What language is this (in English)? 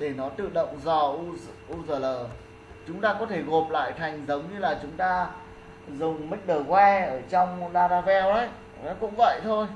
Vietnamese